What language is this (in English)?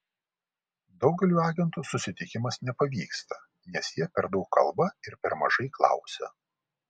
Lithuanian